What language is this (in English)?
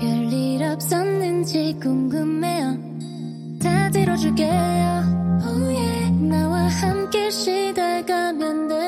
Korean